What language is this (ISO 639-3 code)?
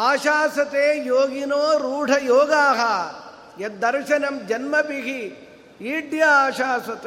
kan